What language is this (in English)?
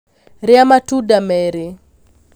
Kikuyu